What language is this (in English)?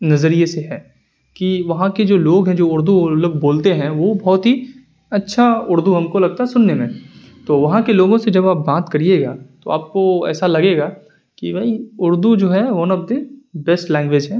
Urdu